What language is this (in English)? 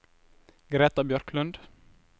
Norwegian